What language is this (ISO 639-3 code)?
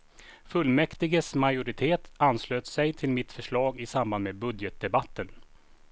swe